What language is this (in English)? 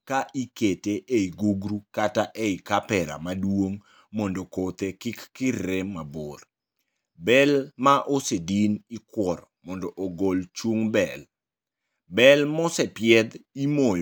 Luo (Kenya and Tanzania)